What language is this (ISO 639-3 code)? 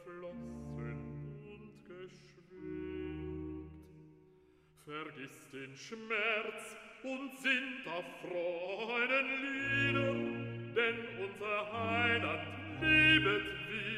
dan